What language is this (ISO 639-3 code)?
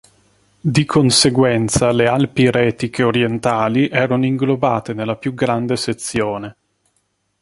ita